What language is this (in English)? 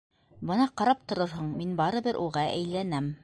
Bashkir